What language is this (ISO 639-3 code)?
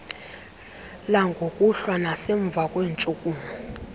xho